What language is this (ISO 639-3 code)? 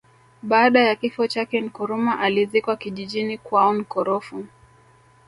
swa